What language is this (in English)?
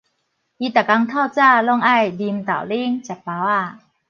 Min Nan Chinese